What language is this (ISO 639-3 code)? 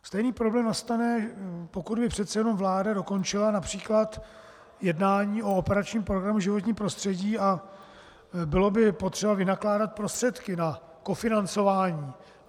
ces